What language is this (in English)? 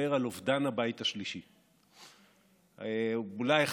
Hebrew